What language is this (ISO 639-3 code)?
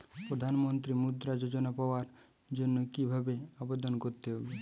ben